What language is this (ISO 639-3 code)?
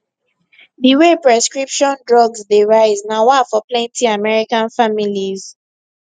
pcm